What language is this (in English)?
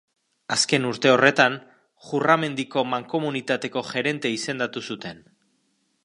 Basque